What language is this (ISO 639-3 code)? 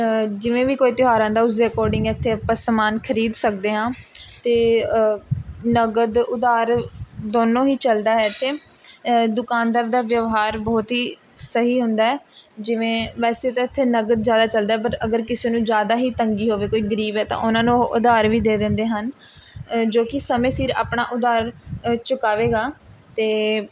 pan